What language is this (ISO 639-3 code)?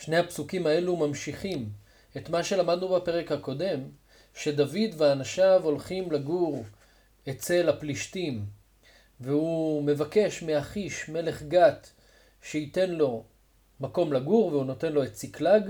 heb